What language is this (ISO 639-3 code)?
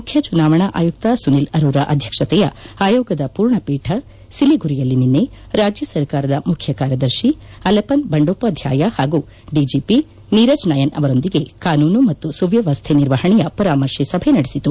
kan